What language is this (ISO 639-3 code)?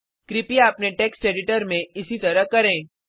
hin